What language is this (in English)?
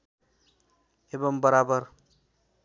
Nepali